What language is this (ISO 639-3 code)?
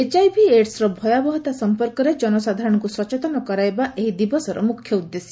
ori